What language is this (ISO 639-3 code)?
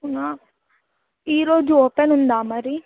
tel